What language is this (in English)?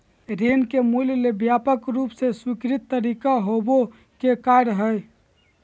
Magahi